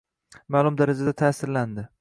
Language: Uzbek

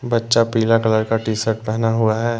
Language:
Hindi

